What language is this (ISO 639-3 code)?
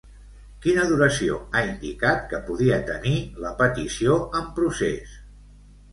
cat